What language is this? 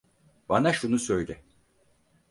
Turkish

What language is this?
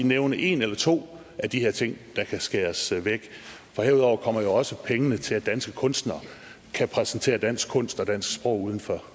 Danish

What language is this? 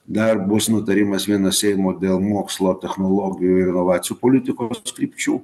Lithuanian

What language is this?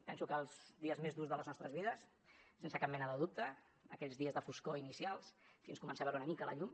Catalan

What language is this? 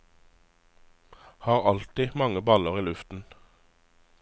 Norwegian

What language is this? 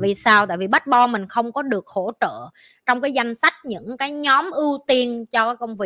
Vietnamese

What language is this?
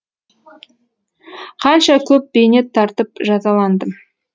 Kazakh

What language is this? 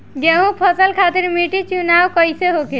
Bhojpuri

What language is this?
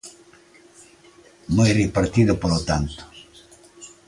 Galician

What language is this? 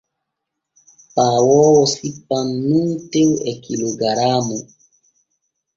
Borgu Fulfulde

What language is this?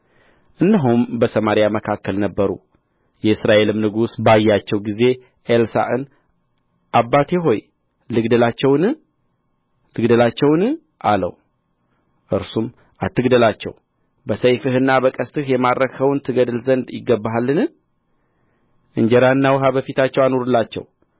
Amharic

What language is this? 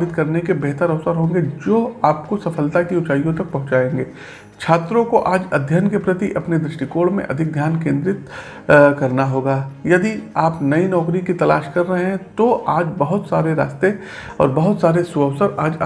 Hindi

